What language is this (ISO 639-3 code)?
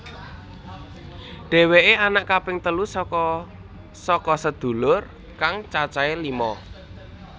jav